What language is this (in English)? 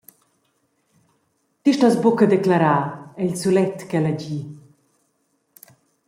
Romansh